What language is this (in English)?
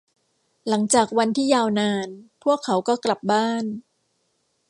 Thai